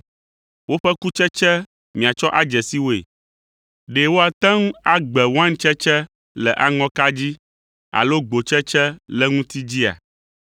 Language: Ewe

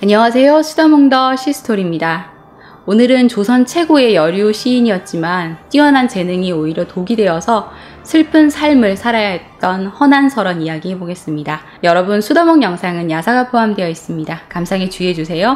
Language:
Korean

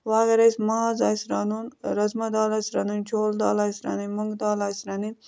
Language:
Kashmiri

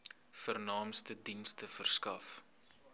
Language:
Afrikaans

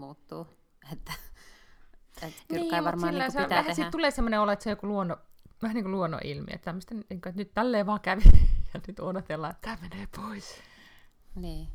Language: Finnish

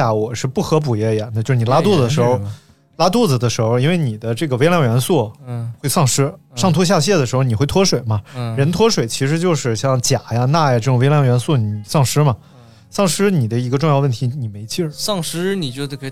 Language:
Chinese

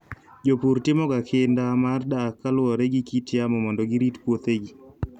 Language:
Luo (Kenya and Tanzania)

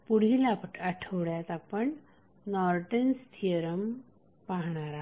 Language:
Marathi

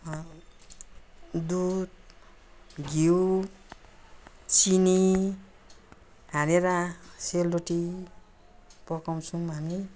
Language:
Nepali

